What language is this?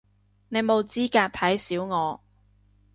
Cantonese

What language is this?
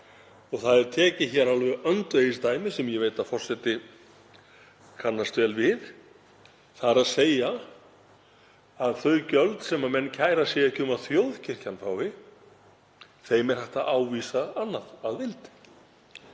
Icelandic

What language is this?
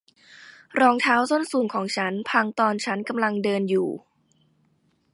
Thai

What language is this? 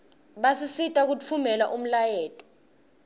Swati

